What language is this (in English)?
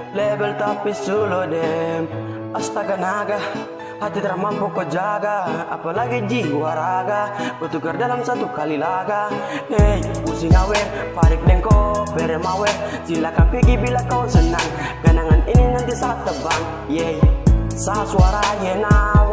Indonesian